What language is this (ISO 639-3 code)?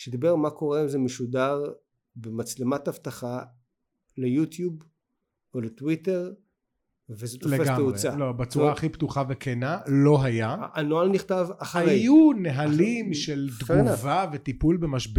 heb